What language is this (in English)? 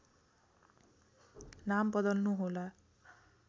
Nepali